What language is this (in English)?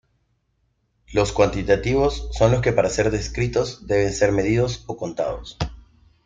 Spanish